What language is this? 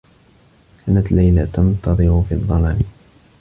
Arabic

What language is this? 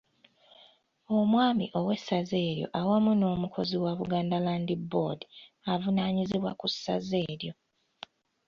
Ganda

